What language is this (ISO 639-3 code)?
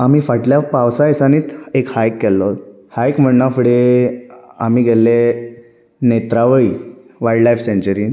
kok